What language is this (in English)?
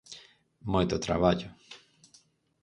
Galician